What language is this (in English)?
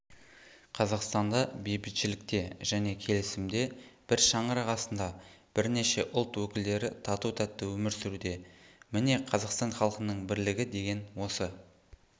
Kazakh